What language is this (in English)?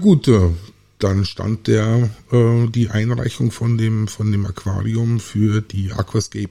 German